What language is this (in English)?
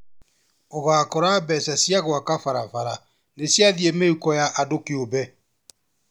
Kikuyu